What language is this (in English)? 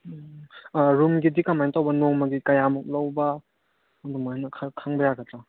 Manipuri